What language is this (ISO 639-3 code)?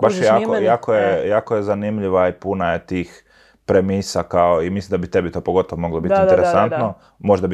hrv